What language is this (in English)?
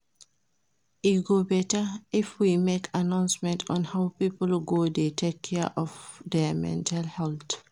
Nigerian Pidgin